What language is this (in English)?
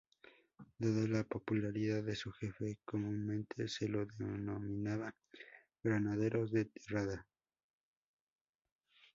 Spanish